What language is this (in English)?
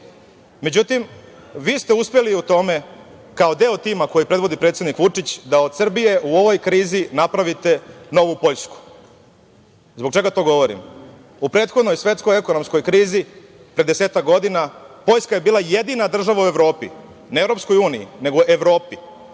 Serbian